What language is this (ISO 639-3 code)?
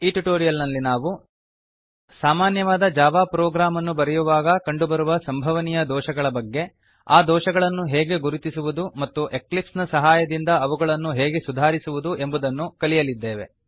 kan